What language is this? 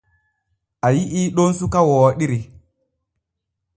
Borgu Fulfulde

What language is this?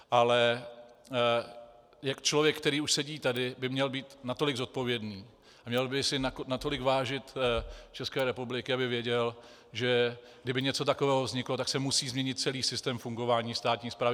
Czech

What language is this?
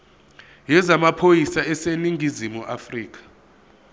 Zulu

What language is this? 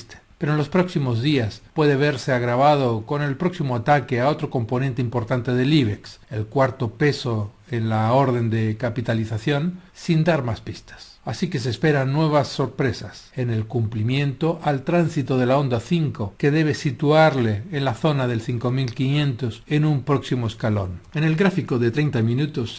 Spanish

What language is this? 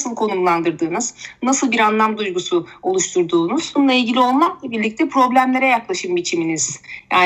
Turkish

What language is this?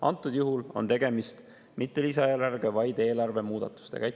Estonian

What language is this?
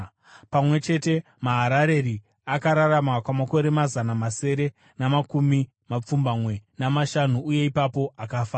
Shona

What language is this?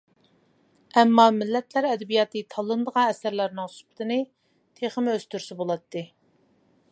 Uyghur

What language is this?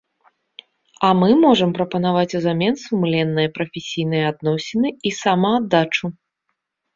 Belarusian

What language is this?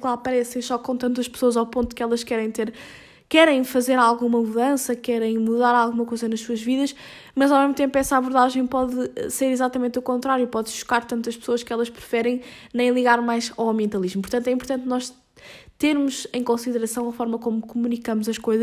Portuguese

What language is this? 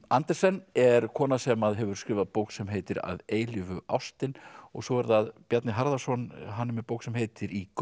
Icelandic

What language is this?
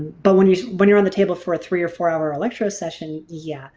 English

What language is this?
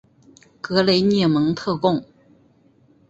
Chinese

